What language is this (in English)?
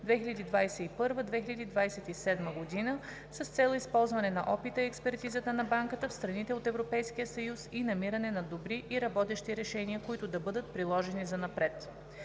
Bulgarian